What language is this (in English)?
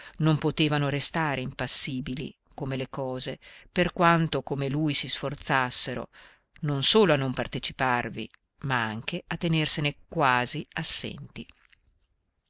Italian